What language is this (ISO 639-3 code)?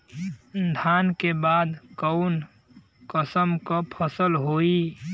bho